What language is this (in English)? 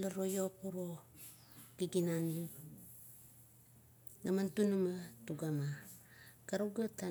Kuot